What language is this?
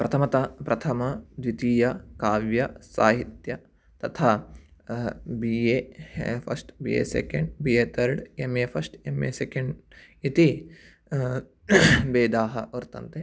Sanskrit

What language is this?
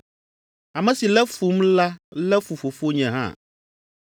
Ewe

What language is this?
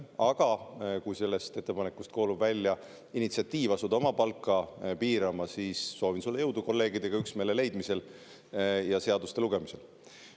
Estonian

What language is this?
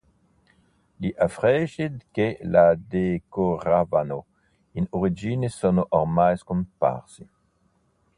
Italian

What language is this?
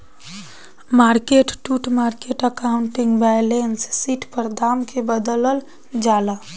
Bhojpuri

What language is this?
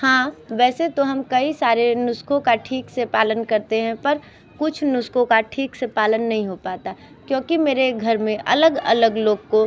Hindi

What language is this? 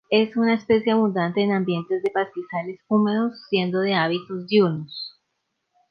Spanish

